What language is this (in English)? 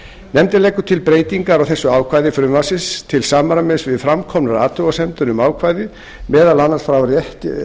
Icelandic